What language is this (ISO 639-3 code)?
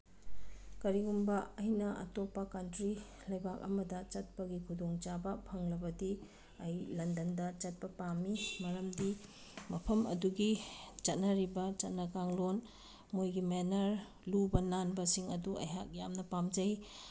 mni